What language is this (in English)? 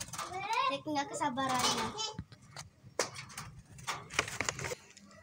Indonesian